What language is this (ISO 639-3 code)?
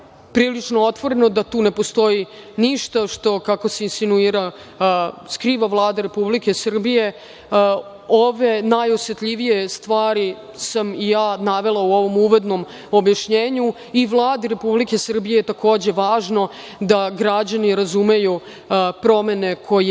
srp